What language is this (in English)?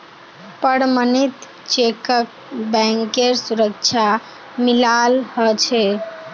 Magahi